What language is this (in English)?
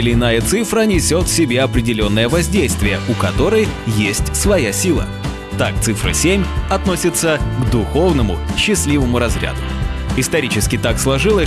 Russian